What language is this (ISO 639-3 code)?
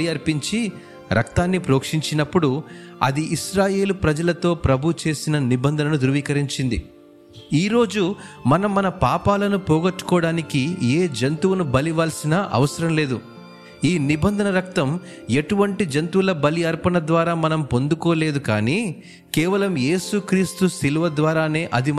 tel